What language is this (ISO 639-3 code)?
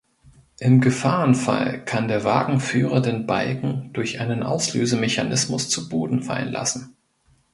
deu